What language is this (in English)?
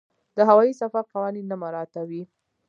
Pashto